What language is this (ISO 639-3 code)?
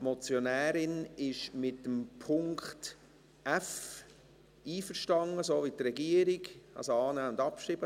gsw